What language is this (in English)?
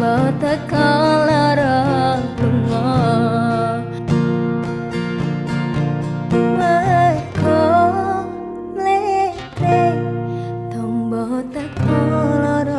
Indonesian